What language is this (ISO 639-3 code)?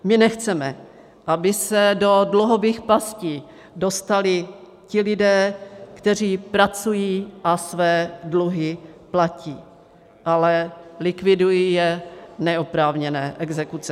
ces